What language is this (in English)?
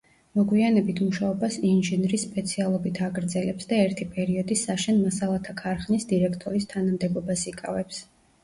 Georgian